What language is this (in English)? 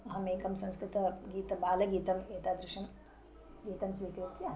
Sanskrit